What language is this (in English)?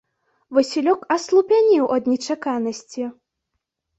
Belarusian